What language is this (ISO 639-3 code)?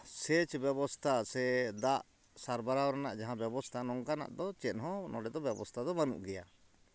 sat